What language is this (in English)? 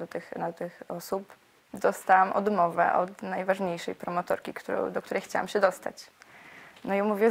Polish